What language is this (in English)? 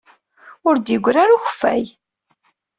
Kabyle